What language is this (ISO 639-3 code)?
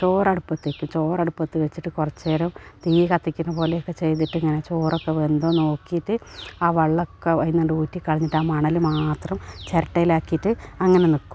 mal